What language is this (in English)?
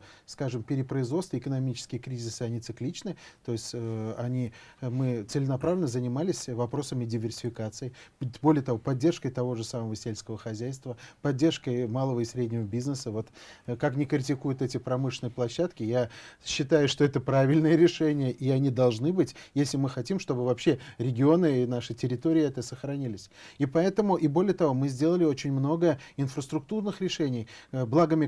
Russian